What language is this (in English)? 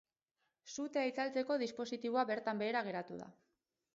Basque